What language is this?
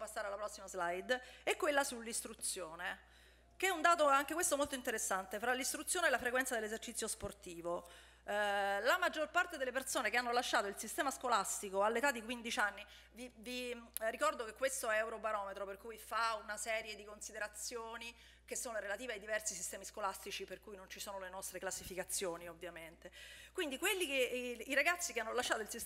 Italian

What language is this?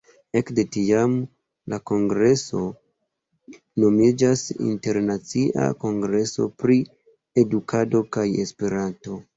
Esperanto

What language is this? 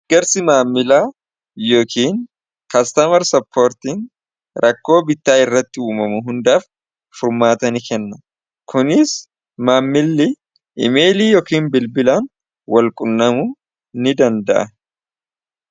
Oromo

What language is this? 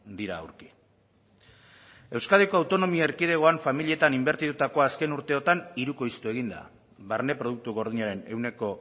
Basque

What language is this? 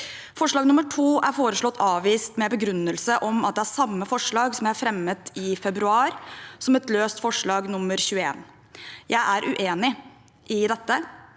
Norwegian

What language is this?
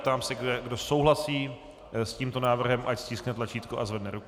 Czech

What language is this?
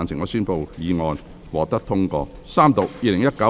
Cantonese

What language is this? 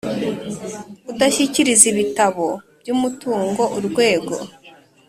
Kinyarwanda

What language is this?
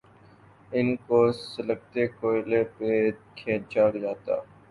Urdu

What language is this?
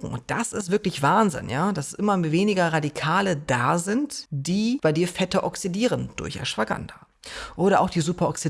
German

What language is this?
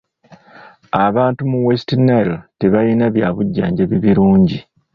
Ganda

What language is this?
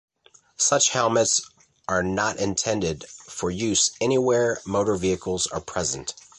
English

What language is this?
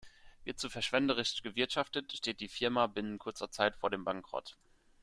German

